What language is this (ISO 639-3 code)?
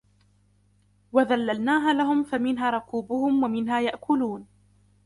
ara